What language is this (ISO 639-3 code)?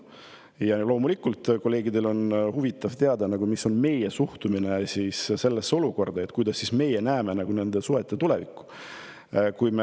est